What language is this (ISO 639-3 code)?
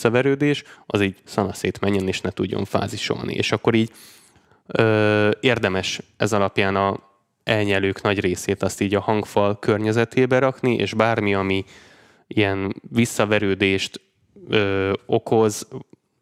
hun